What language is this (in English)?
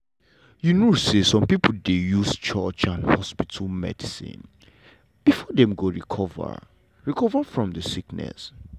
Nigerian Pidgin